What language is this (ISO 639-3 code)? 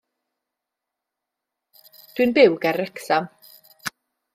cym